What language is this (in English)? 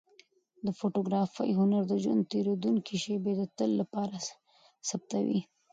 Pashto